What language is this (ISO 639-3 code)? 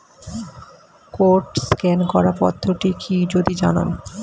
ben